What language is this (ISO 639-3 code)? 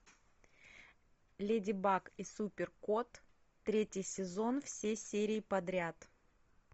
rus